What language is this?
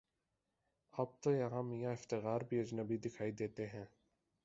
Urdu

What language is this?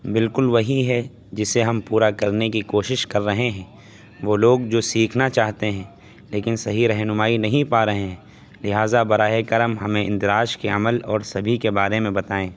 Urdu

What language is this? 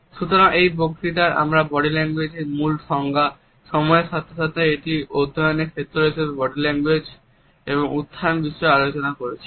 Bangla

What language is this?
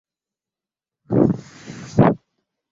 Swahili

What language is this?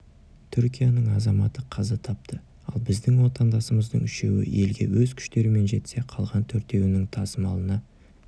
Kazakh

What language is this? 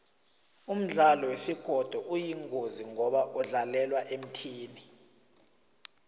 South Ndebele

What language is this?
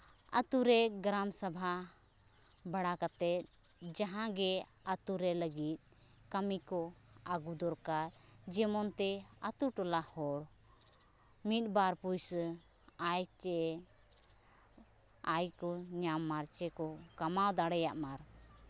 Santali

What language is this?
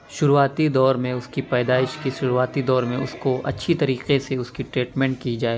Urdu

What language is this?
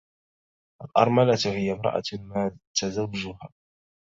Arabic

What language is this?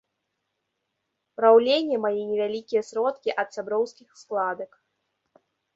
Belarusian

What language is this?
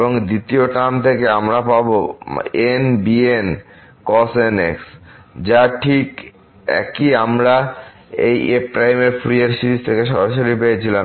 Bangla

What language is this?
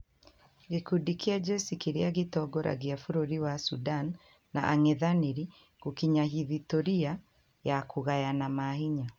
Kikuyu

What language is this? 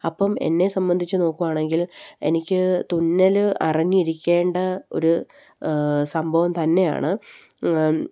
Malayalam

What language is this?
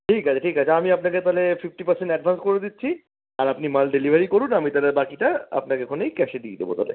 Bangla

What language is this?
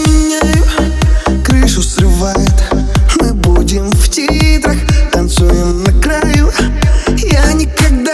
Russian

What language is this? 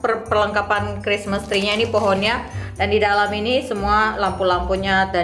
Indonesian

